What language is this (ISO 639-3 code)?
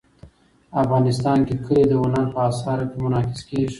pus